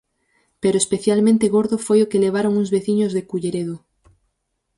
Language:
Galician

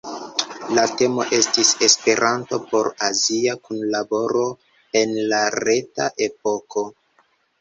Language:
Esperanto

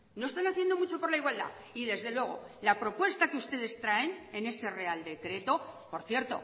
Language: Spanish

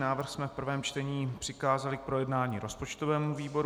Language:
Czech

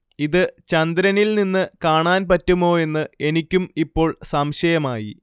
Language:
Malayalam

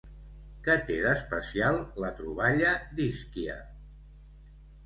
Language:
Catalan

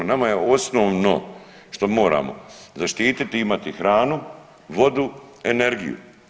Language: Croatian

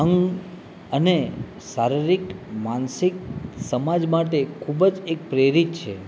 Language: Gujarati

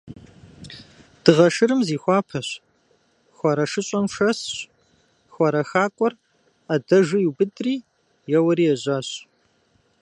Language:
Kabardian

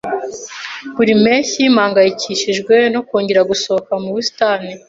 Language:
Kinyarwanda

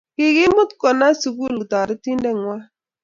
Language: Kalenjin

